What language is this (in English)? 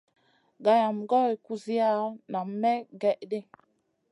Masana